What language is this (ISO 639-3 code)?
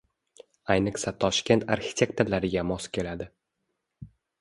uzb